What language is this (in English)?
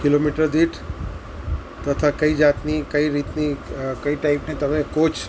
Gujarati